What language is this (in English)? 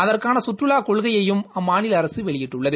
Tamil